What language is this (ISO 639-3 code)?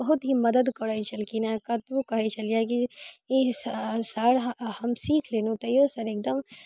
mai